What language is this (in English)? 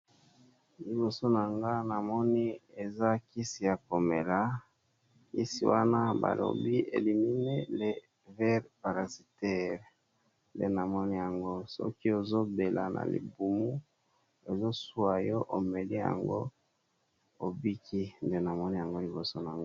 Lingala